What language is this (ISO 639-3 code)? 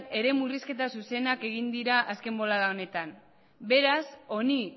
eus